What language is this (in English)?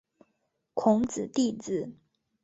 Chinese